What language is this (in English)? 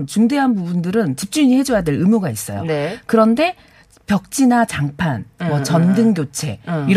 Korean